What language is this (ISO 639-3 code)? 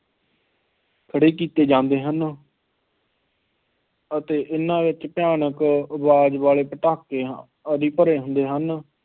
pan